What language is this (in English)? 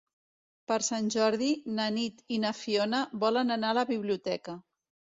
Catalan